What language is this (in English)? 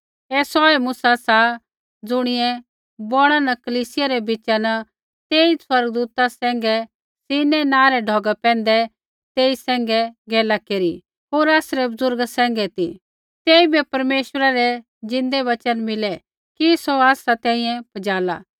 Kullu Pahari